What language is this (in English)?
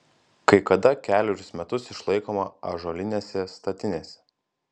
Lithuanian